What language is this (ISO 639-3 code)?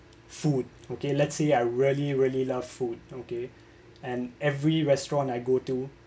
eng